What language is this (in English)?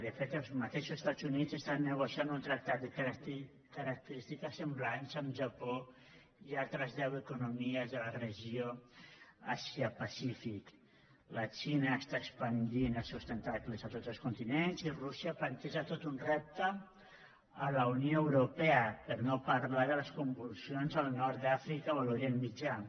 Catalan